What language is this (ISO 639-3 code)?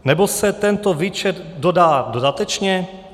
ces